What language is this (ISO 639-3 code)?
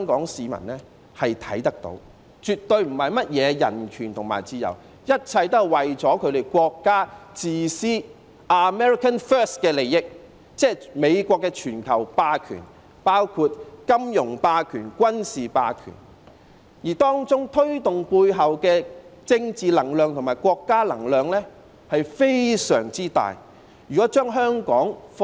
yue